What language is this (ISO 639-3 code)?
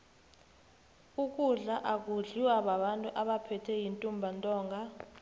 nbl